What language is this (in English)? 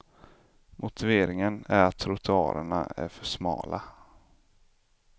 Swedish